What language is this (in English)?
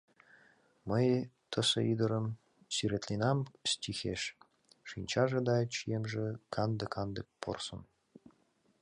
Mari